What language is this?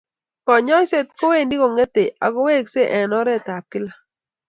Kalenjin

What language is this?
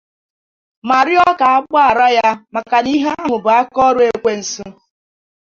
Igbo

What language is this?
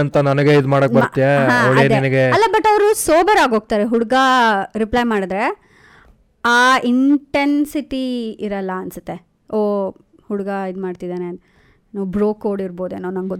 Kannada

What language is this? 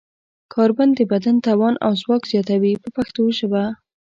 Pashto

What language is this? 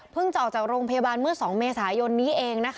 Thai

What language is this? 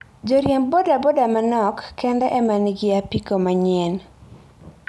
Luo (Kenya and Tanzania)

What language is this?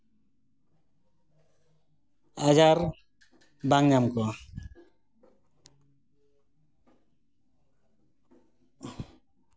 Santali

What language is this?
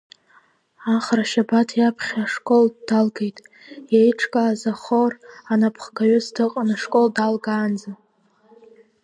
Abkhazian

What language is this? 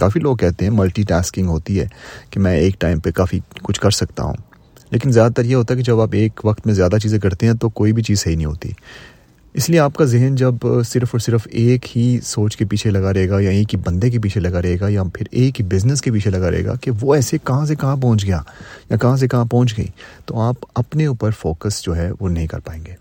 Urdu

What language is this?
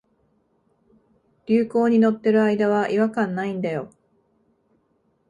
Japanese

